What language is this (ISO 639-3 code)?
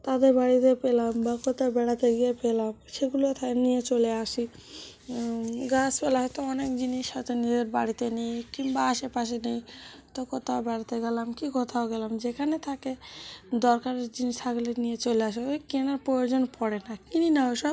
ben